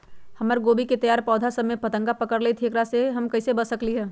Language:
Magahi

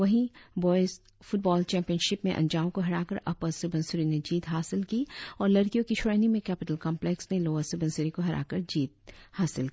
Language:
Hindi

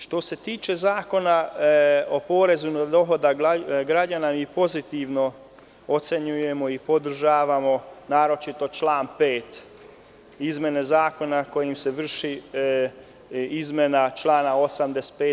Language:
Serbian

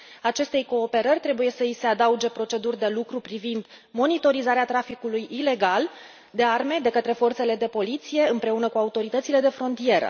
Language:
Romanian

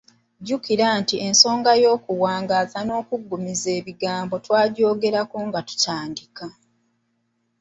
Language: Ganda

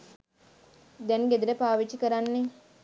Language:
Sinhala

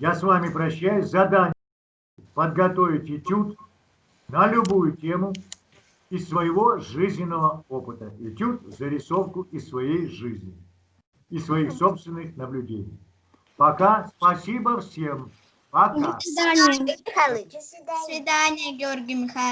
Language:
Russian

